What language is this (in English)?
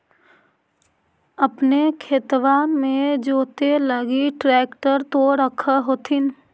Magahi